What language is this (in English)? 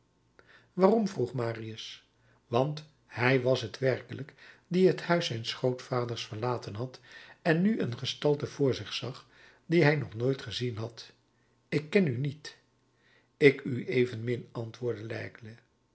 Dutch